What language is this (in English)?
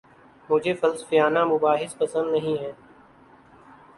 Urdu